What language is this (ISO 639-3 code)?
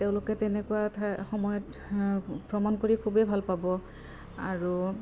asm